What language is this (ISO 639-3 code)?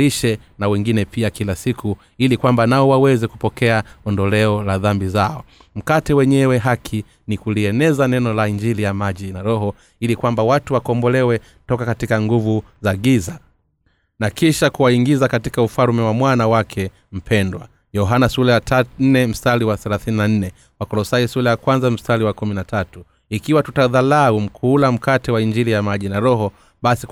swa